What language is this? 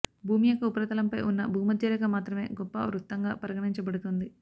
Telugu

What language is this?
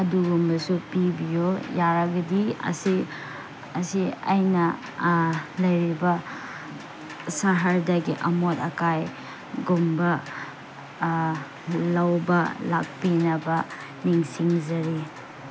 Manipuri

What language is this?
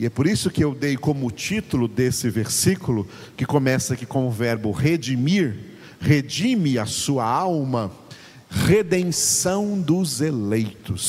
Portuguese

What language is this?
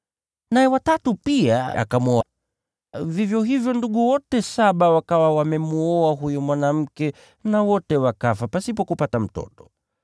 Swahili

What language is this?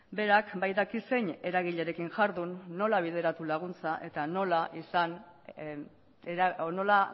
Basque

